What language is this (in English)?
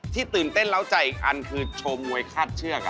Thai